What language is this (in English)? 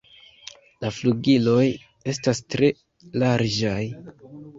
Esperanto